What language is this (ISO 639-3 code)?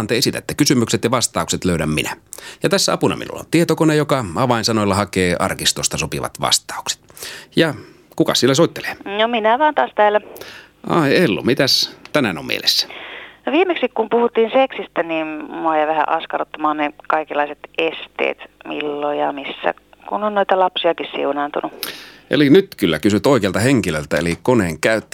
fin